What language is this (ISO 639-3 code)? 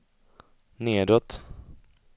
swe